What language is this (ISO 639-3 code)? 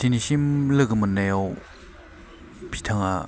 brx